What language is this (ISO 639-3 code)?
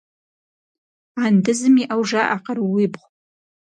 kbd